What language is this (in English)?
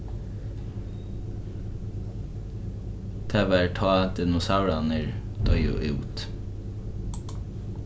Faroese